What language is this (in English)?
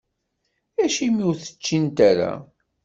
Kabyle